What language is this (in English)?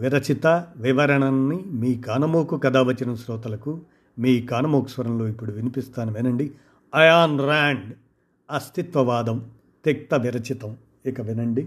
Telugu